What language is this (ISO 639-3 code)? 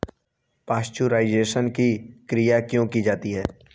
hin